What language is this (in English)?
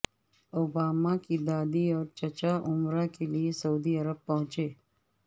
Urdu